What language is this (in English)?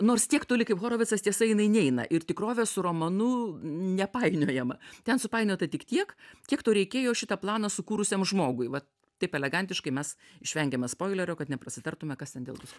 Lithuanian